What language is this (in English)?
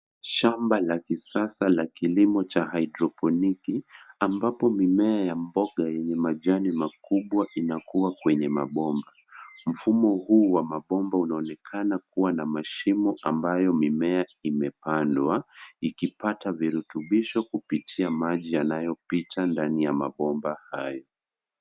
Swahili